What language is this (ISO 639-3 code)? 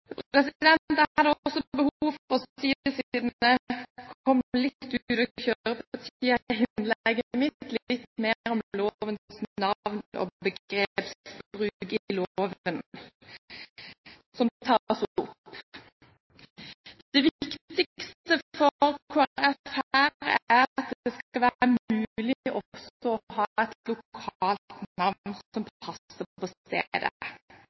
nob